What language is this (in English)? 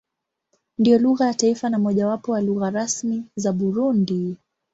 Swahili